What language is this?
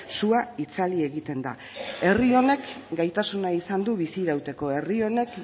Basque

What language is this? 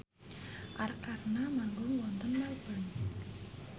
Javanese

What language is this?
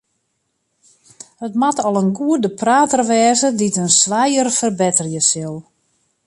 Western Frisian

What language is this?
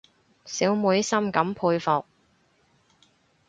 Cantonese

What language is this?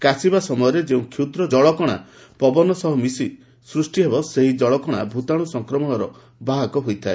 Odia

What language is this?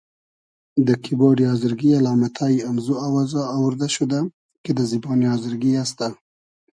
Hazaragi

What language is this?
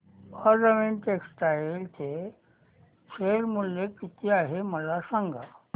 Marathi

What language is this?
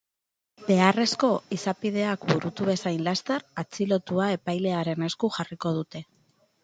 Basque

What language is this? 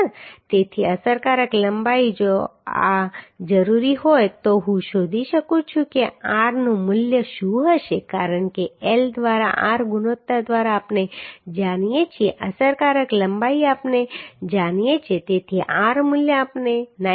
Gujarati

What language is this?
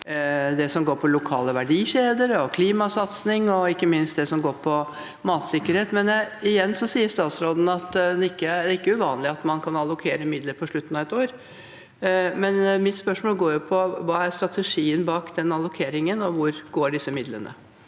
Norwegian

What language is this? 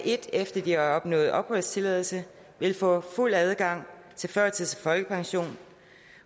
Danish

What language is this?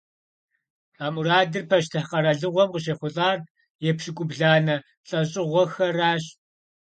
Kabardian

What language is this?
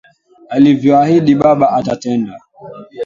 Swahili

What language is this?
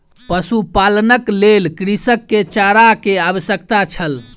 Maithili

